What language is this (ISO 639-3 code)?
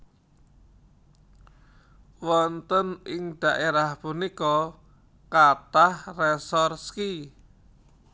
jav